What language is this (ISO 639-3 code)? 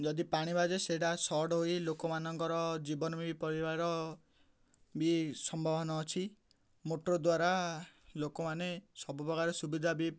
ori